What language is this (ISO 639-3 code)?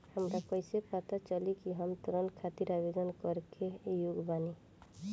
bho